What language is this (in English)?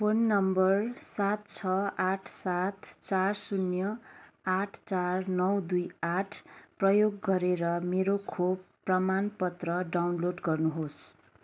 Nepali